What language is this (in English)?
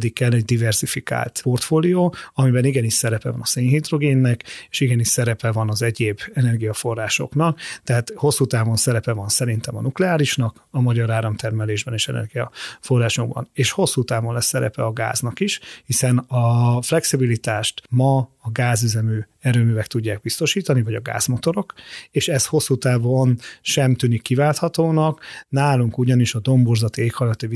Hungarian